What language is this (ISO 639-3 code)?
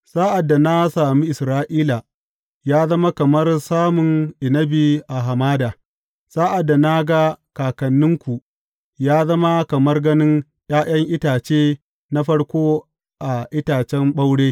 hau